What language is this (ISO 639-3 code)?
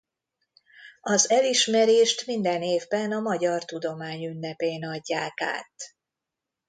hun